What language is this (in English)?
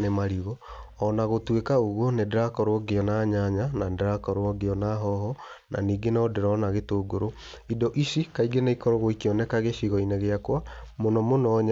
Kikuyu